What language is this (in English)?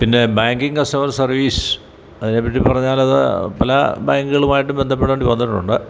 Malayalam